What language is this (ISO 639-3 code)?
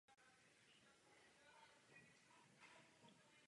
ces